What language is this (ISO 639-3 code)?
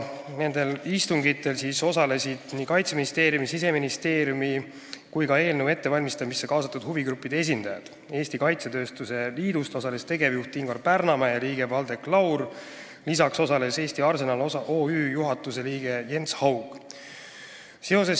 est